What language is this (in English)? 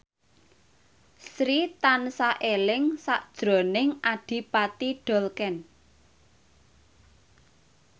Javanese